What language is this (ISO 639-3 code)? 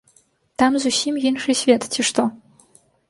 bel